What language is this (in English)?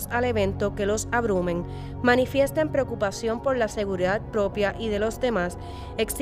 Spanish